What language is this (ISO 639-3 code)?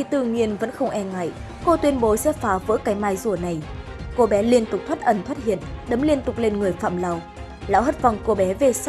vie